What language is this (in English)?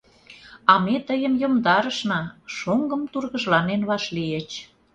Mari